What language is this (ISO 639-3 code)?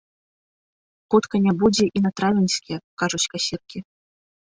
bel